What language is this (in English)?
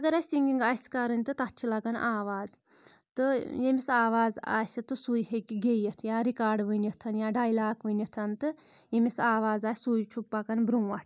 Kashmiri